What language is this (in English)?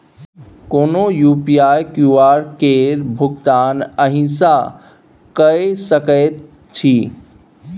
Maithili